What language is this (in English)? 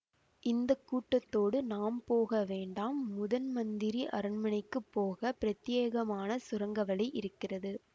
Tamil